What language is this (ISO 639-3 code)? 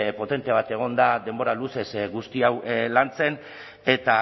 eus